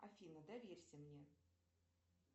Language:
Russian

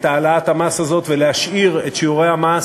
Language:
Hebrew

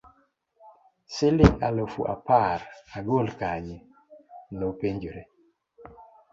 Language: Luo (Kenya and Tanzania)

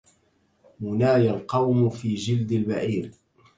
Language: Arabic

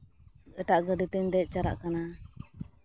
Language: Santali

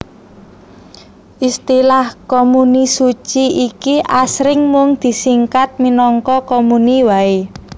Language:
Javanese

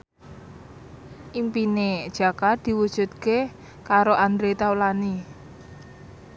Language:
Javanese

